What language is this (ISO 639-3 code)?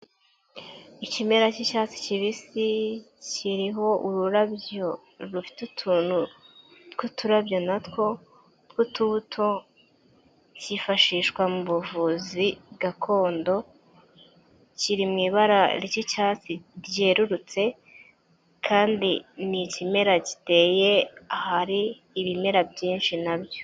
kin